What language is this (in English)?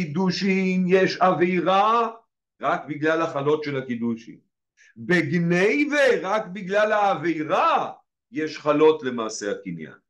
Hebrew